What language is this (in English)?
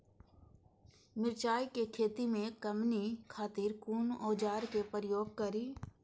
Maithili